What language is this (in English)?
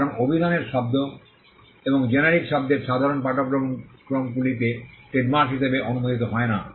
Bangla